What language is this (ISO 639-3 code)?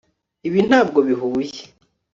kin